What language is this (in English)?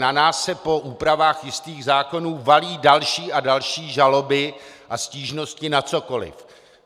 Czech